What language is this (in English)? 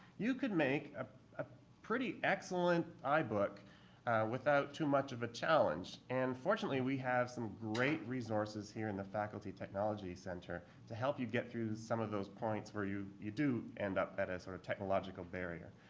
English